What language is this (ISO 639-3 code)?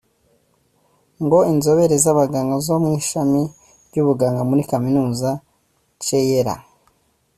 kin